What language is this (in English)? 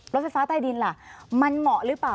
Thai